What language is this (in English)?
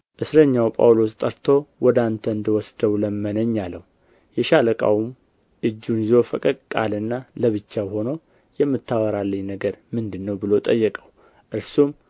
Amharic